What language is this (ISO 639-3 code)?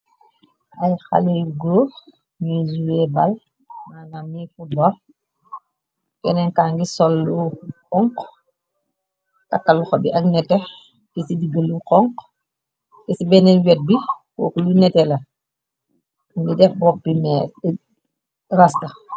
wol